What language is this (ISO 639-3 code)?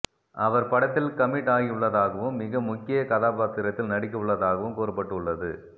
tam